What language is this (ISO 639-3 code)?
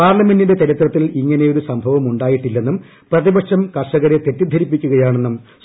mal